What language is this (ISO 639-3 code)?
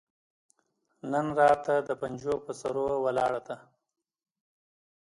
pus